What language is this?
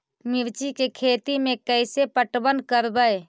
Magahi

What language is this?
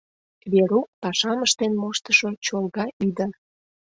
Mari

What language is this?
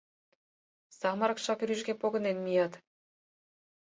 Mari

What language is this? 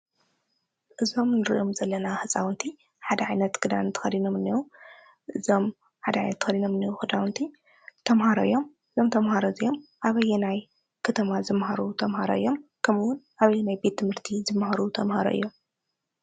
Tigrinya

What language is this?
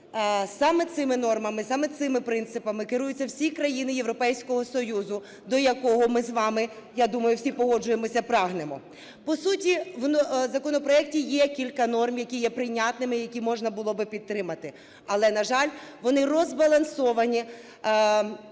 Ukrainian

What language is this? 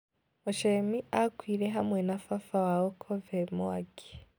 Kikuyu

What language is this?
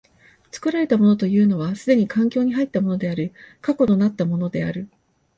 Japanese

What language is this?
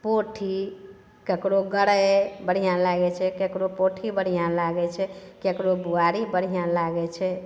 Maithili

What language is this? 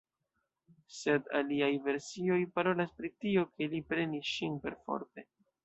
Esperanto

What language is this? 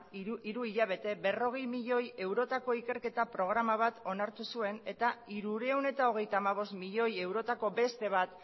Basque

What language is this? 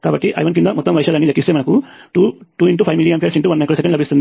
Telugu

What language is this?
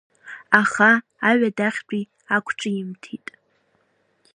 Abkhazian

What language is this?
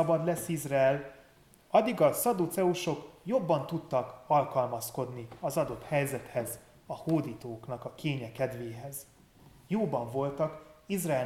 Hungarian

